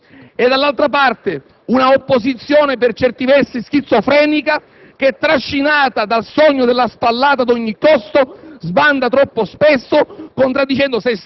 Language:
Italian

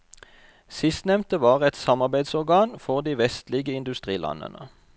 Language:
Norwegian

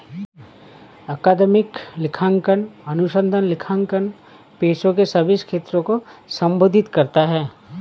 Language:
Hindi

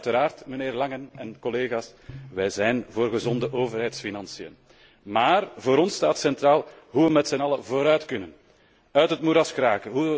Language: Dutch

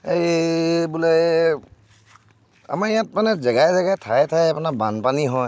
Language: Assamese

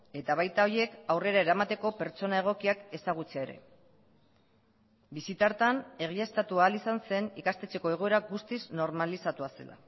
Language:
Basque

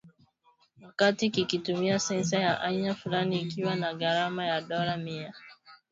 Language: Swahili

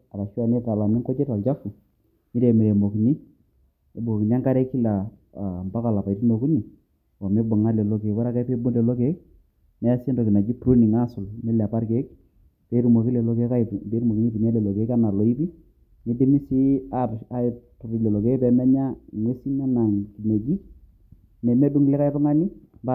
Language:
Masai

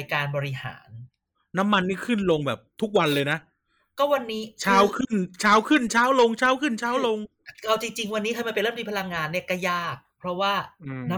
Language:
Thai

